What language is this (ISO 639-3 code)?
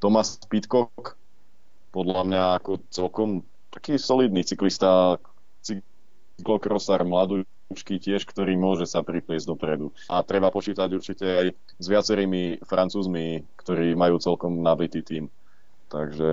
slk